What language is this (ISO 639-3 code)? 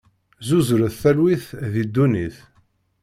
kab